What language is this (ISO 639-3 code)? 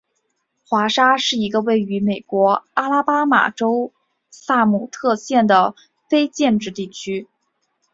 zho